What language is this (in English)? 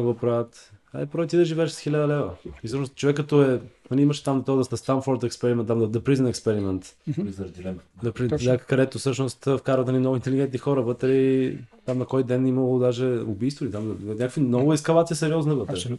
Bulgarian